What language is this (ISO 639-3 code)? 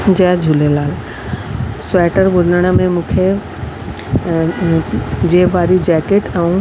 snd